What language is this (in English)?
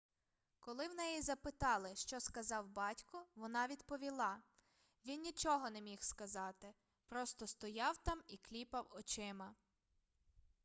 Ukrainian